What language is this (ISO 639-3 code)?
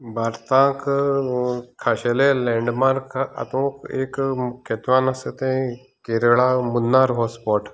kok